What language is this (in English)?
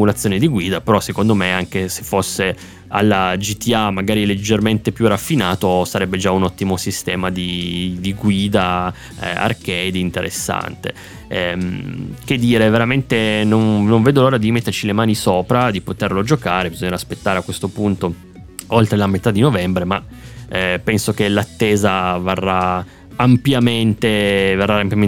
Italian